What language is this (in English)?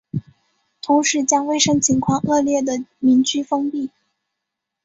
Chinese